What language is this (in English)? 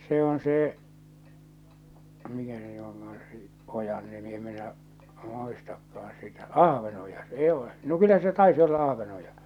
Finnish